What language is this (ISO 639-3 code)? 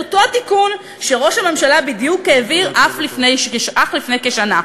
heb